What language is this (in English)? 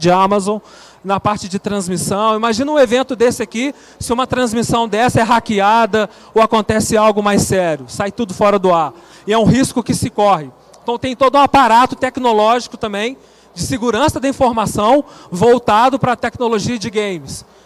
Portuguese